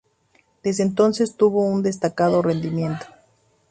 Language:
Spanish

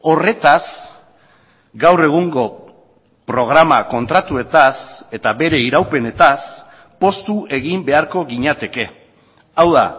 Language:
Basque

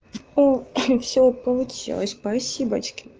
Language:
Russian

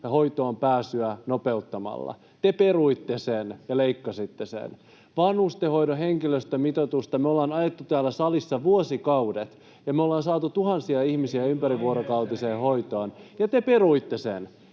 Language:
Finnish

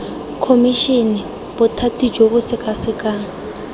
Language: Tswana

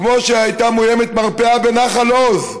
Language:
Hebrew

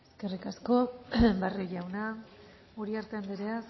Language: Basque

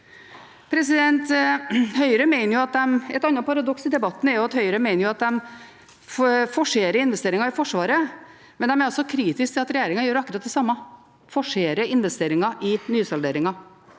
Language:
Norwegian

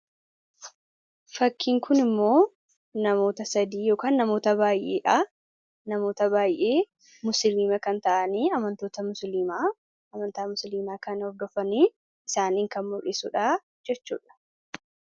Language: Oromo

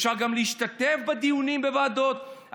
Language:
Hebrew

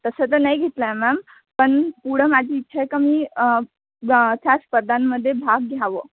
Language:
Marathi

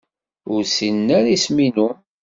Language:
Kabyle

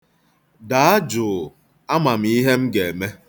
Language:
Igbo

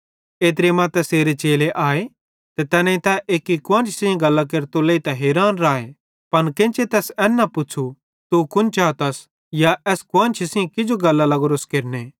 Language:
Bhadrawahi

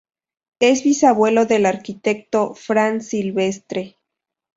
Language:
Spanish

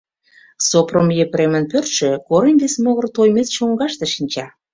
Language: Mari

